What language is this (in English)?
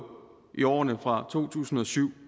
Danish